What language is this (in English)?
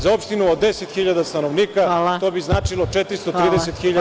Serbian